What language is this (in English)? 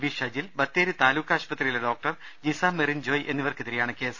Malayalam